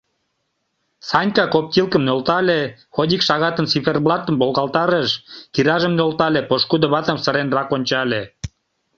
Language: Mari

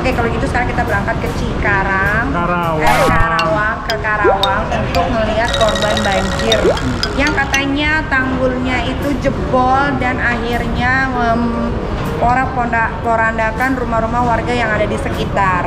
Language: Indonesian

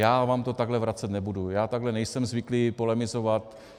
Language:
Czech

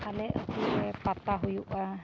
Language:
Santali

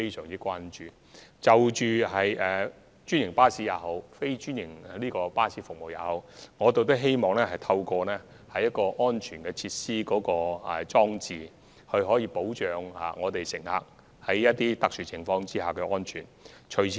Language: Cantonese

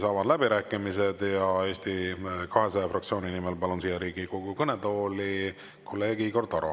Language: Estonian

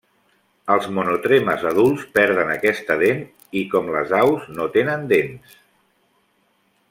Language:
Catalan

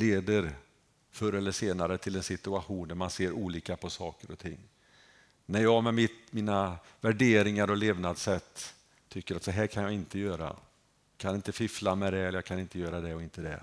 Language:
Swedish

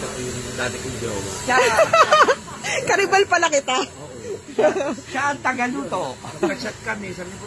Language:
Indonesian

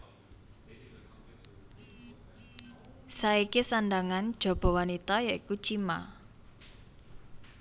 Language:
Javanese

